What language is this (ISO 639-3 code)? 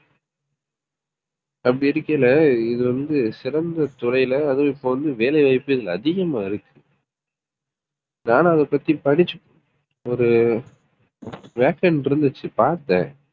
tam